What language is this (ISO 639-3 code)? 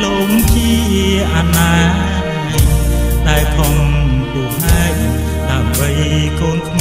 tha